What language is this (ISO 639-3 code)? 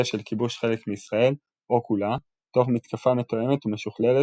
heb